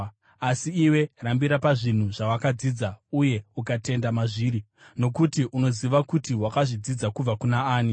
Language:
Shona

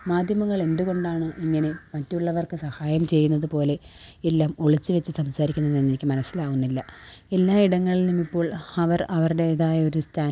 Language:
Malayalam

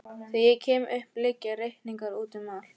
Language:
Icelandic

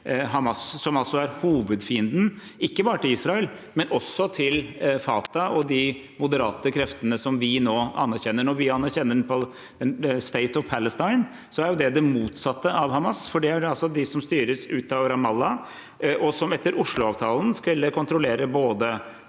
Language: Norwegian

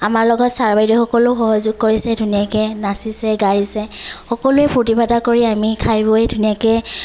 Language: Assamese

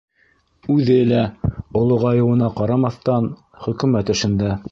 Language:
Bashkir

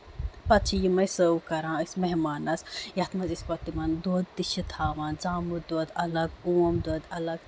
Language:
Kashmiri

